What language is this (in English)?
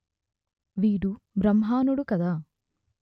Telugu